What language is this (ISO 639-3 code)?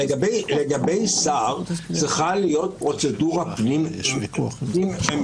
heb